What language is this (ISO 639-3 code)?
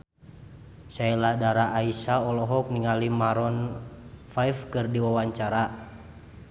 sun